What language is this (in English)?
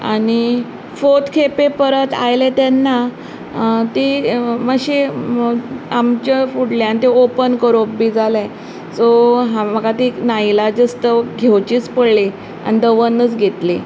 Konkani